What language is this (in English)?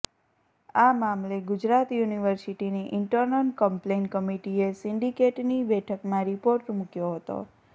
Gujarati